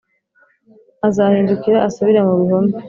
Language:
Kinyarwanda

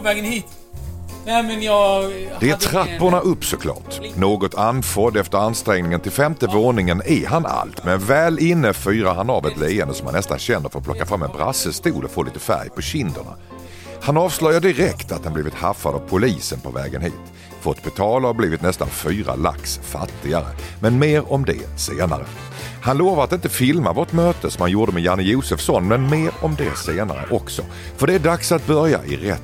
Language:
Swedish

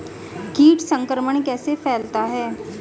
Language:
Hindi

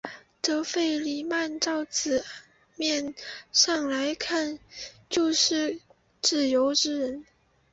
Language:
Chinese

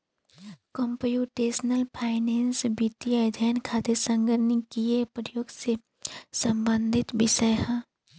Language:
Bhojpuri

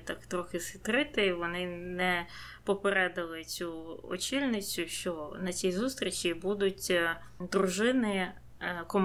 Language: Ukrainian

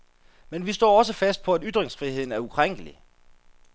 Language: Danish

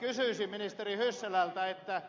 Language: Finnish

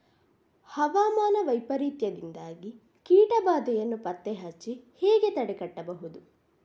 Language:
Kannada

